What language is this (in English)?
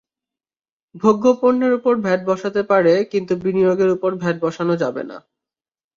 Bangla